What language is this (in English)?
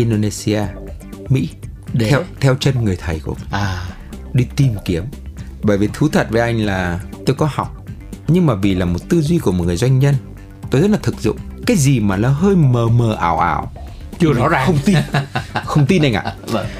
Vietnamese